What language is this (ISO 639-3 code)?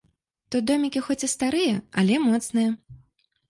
bel